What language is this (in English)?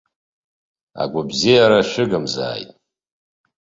Abkhazian